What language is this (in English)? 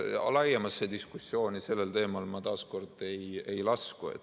Estonian